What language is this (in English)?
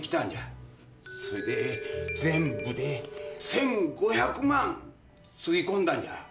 Japanese